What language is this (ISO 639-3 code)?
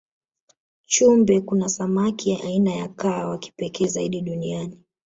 swa